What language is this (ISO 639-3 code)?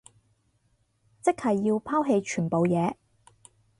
yue